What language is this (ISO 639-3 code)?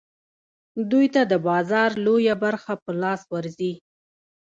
pus